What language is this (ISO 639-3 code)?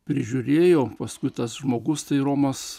lit